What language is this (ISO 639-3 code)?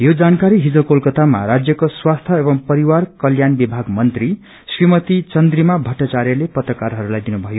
nep